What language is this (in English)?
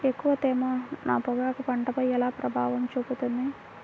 Telugu